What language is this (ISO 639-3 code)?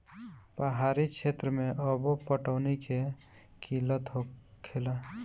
bho